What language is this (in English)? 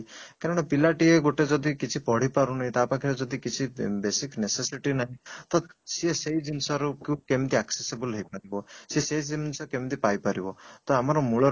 Odia